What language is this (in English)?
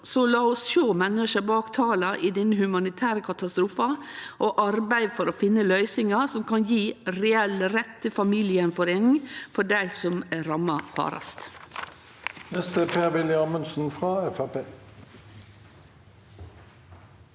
Norwegian